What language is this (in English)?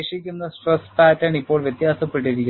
Malayalam